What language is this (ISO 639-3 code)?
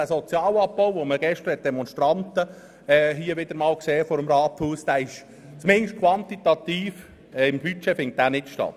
gsw